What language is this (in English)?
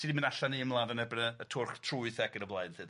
Welsh